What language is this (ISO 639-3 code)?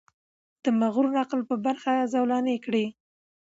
pus